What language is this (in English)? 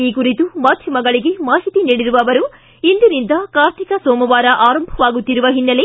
Kannada